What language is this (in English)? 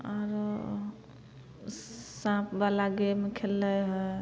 Maithili